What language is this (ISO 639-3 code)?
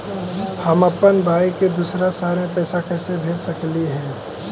mag